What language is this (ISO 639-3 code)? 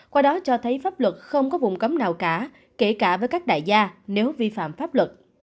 vie